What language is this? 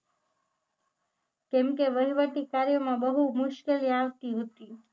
Gujarati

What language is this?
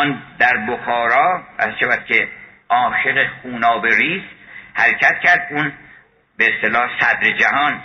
Persian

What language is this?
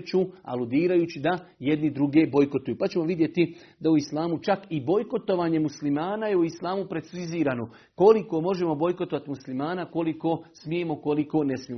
Croatian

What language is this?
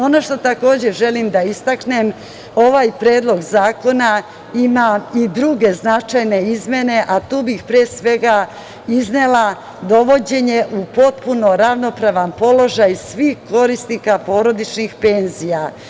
Serbian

